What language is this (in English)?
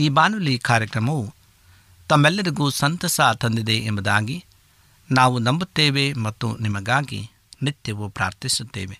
Kannada